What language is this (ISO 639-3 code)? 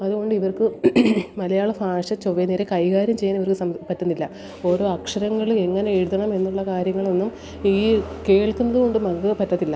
mal